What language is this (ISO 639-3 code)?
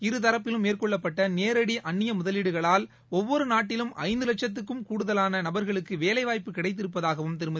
tam